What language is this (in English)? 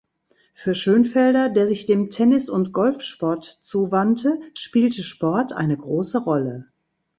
German